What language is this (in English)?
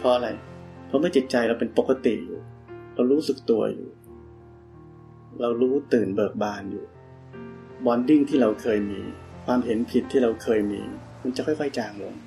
Thai